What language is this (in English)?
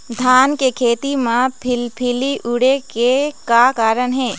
Chhattisgarhi